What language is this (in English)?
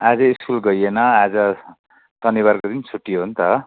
Nepali